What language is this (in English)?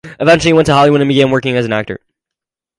English